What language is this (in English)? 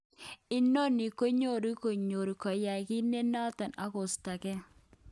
Kalenjin